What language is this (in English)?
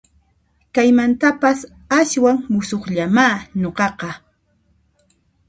Puno Quechua